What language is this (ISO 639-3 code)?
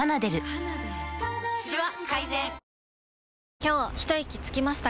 jpn